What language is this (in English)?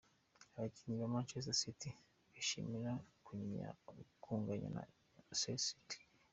Kinyarwanda